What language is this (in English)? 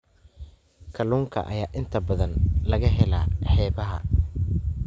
Somali